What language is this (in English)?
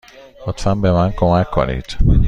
Persian